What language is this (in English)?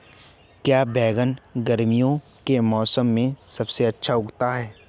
Hindi